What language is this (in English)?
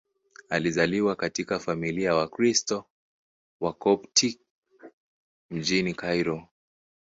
Swahili